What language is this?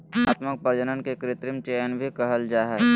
Magahi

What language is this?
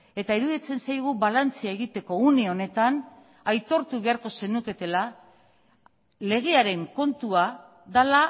Basque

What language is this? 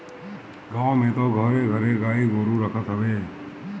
Bhojpuri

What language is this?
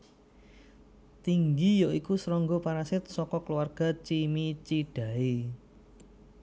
Javanese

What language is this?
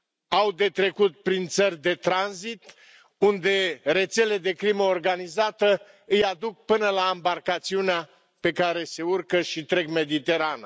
Romanian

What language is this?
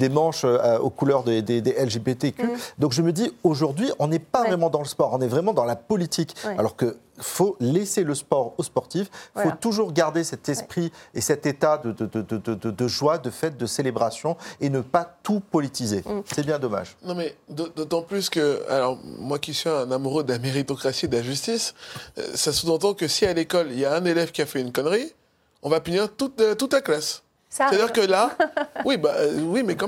French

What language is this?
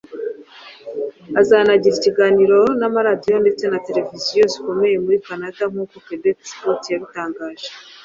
Kinyarwanda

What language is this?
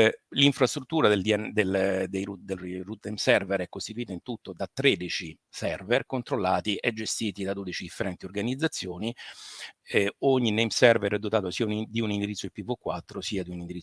Italian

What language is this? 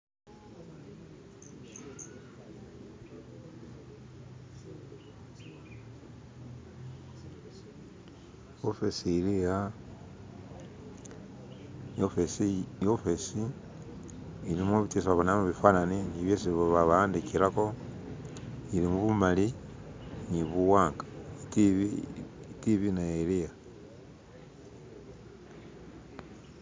Masaaba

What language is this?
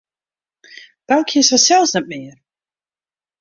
Western Frisian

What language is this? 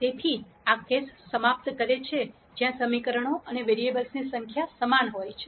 Gujarati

